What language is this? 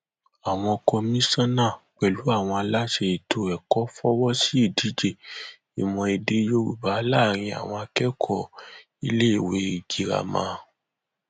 Yoruba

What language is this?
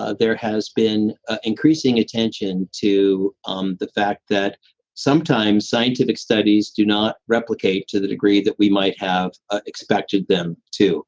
English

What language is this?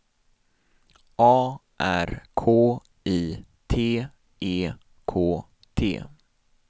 Swedish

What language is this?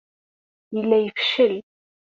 Kabyle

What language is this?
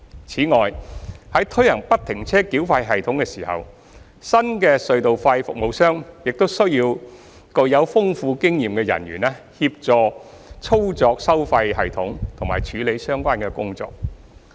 Cantonese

